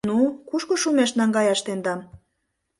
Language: Mari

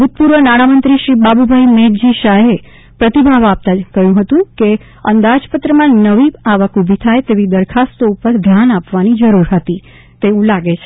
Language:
Gujarati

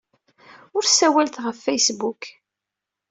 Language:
Kabyle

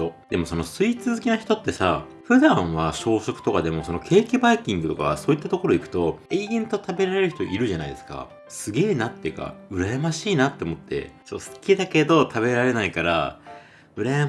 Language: Japanese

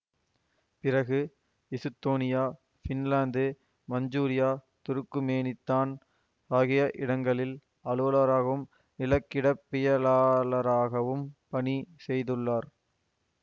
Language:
Tamil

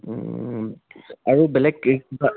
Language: Assamese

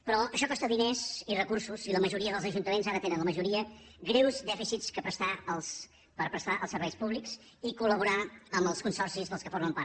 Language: Catalan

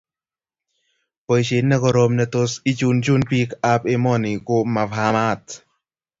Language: Kalenjin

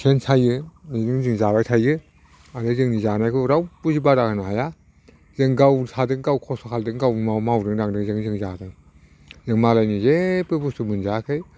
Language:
Bodo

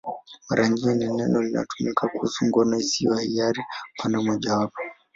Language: Swahili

